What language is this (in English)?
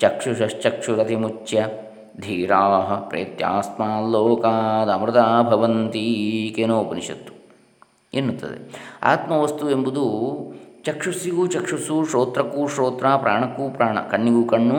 Kannada